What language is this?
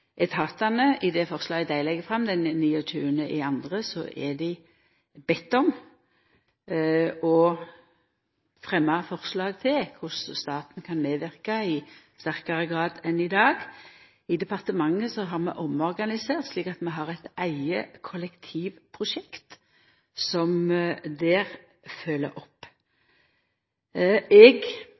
Norwegian Nynorsk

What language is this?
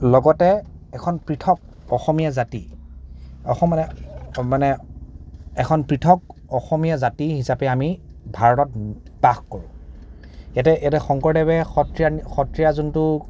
Assamese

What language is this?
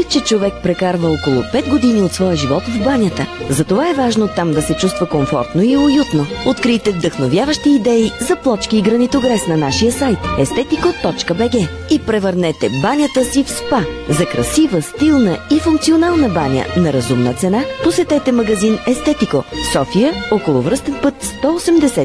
Bulgarian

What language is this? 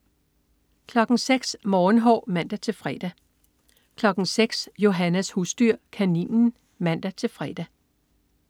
Danish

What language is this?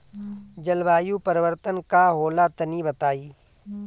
Bhojpuri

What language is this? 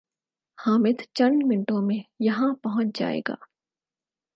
Urdu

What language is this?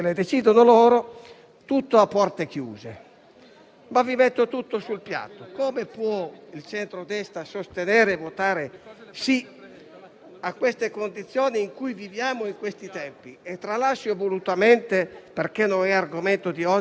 Italian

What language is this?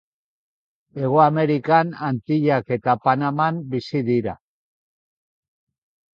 Basque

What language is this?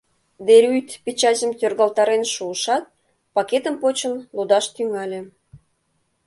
Mari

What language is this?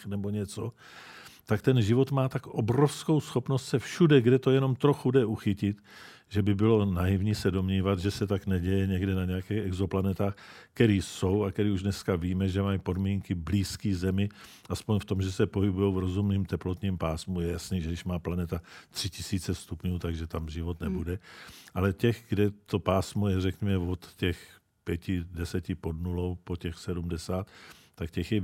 Czech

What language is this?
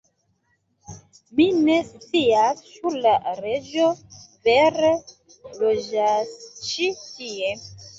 Esperanto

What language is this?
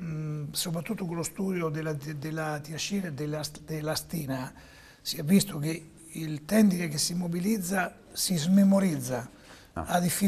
Italian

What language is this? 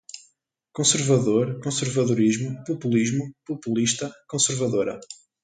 Portuguese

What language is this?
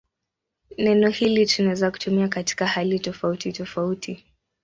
Swahili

